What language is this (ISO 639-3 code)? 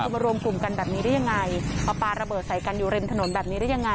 tha